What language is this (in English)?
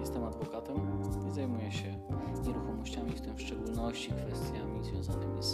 Polish